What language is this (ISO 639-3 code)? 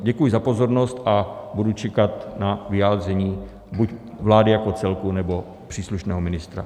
ces